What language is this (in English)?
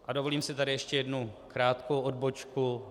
Czech